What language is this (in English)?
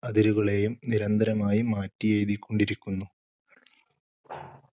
Malayalam